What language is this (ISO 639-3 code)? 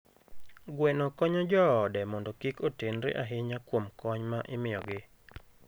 luo